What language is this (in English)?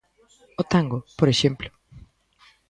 Galician